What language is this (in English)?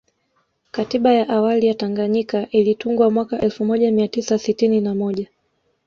Swahili